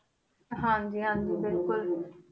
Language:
Punjabi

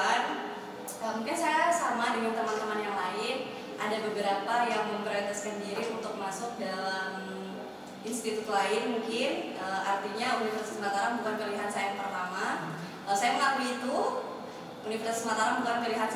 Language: Indonesian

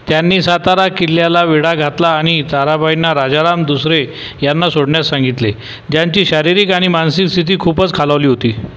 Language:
Marathi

